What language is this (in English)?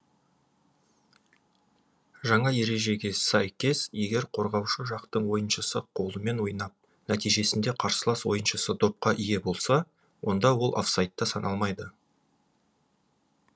Kazakh